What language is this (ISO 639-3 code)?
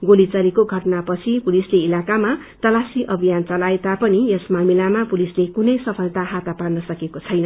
nep